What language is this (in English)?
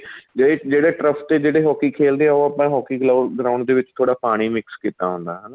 Punjabi